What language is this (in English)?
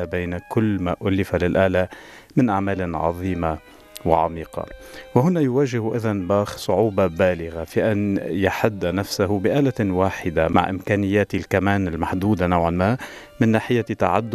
Arabic